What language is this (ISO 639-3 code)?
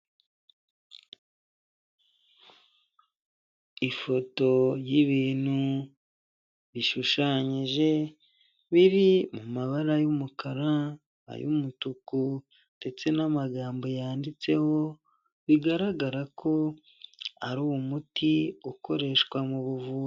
kin